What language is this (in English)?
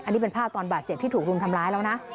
Thai